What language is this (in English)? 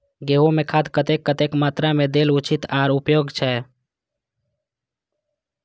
Maithili